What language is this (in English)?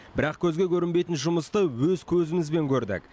Kazakh